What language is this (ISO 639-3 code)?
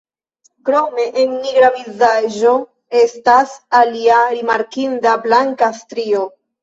epo